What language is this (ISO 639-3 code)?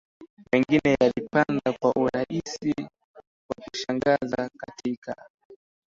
swa